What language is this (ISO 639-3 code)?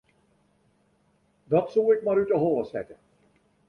fry